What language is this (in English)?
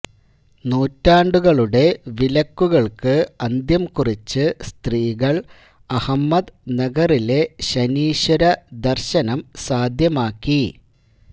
Malayalam